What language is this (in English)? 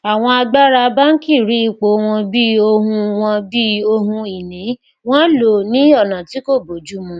Yoruba